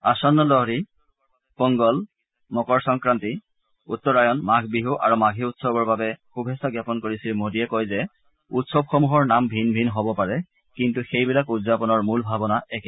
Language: Assamese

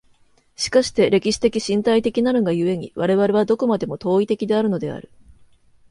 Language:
Japanese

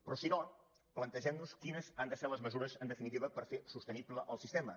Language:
Catalan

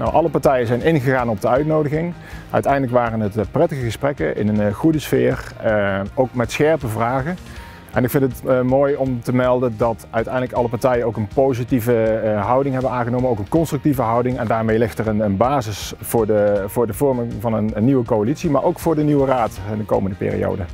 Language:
Dutch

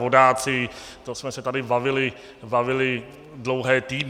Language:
Czech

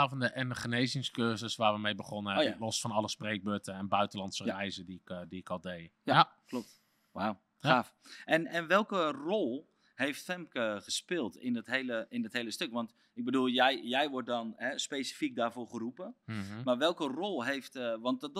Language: Dutch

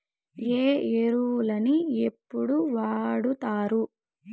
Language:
Telugu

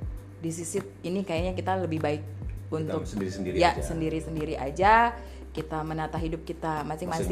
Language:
Indonesian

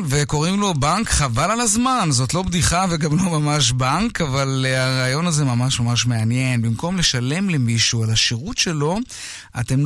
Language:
Hebrew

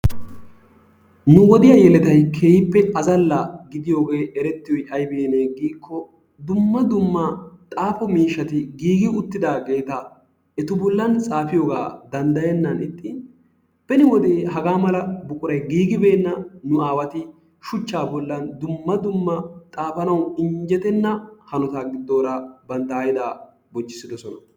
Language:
Wolaytta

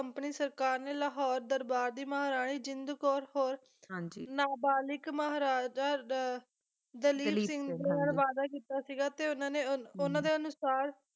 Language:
Punjabi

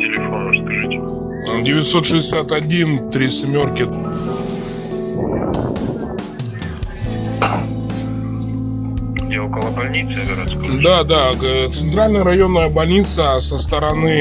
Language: Russian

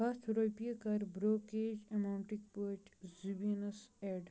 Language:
Kashmiri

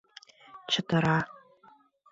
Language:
Mari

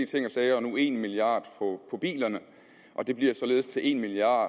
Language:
Danish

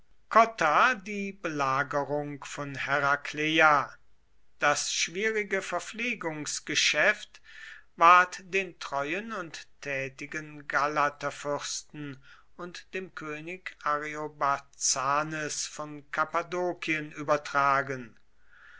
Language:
German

